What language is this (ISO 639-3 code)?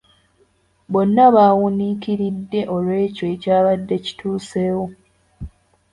lug